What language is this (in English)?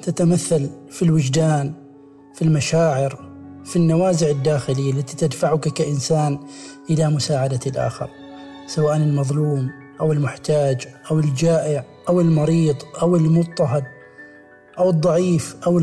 Arabic